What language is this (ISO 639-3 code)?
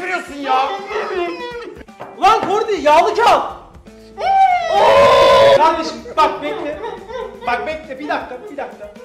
tur